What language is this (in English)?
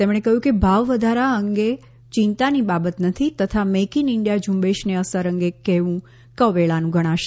Gujarati